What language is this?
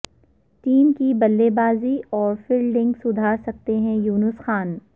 Urdu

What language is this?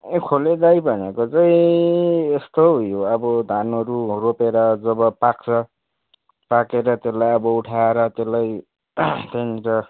Nepali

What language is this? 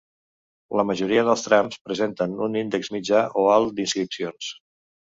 Catalan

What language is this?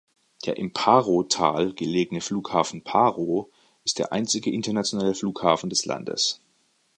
German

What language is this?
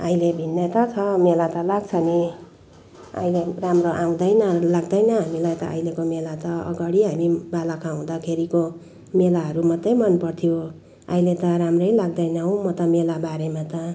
Nepali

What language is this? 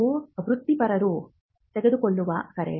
Kannada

